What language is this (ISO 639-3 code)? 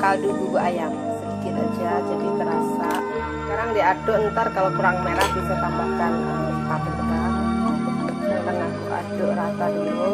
ind